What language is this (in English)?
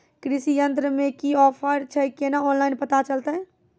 Maithili